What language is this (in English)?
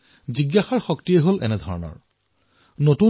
Assamese